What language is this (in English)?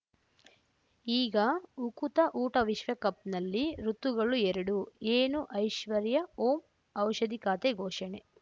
Kannada